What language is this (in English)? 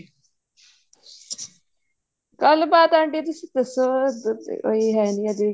Punjabi